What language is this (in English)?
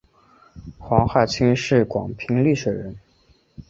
Chinese